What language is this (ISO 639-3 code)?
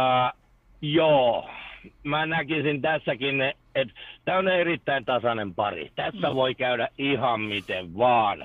fin